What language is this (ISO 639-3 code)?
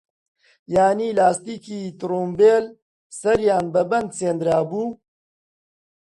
ckb